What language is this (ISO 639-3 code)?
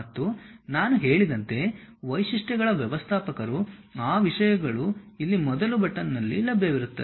kan